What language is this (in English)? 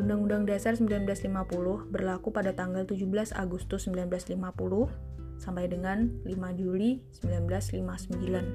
Indonesian